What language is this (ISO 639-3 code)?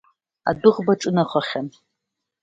abk